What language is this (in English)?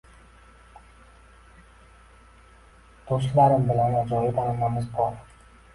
Uzbek